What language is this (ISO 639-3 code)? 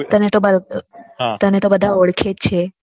guj